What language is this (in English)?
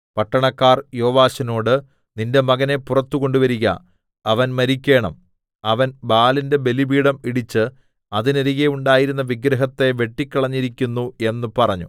Malayalam